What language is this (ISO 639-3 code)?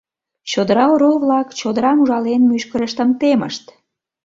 chm